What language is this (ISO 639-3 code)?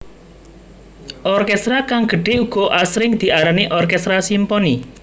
jav